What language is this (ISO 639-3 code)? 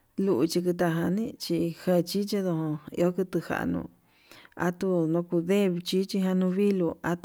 mab